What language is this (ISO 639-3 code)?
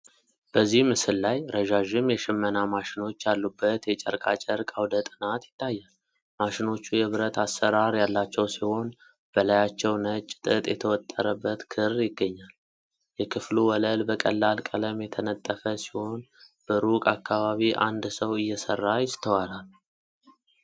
amh